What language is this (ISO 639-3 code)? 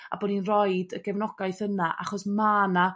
cym